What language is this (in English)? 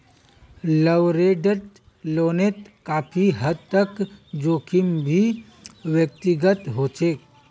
Magahi